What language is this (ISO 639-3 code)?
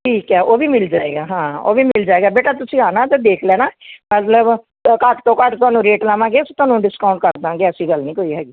pan